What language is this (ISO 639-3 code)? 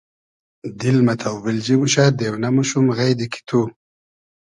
haz